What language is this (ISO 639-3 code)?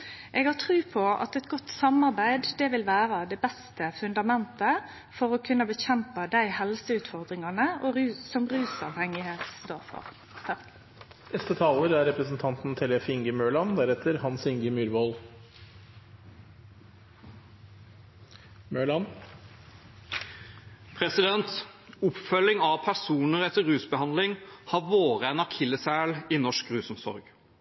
nor